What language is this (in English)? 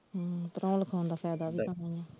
Punjabi